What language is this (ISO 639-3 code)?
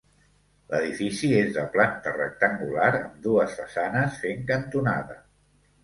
cat